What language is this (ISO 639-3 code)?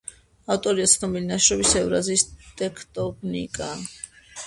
kat